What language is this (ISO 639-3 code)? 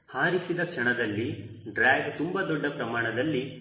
kan